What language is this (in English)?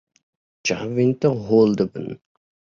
Kurdish